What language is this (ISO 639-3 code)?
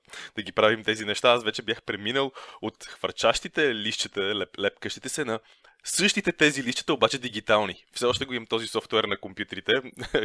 bul